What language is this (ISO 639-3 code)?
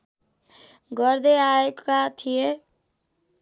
nep